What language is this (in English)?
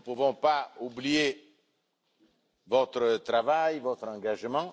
French